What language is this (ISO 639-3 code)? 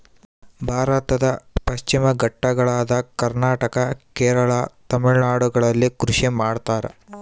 kan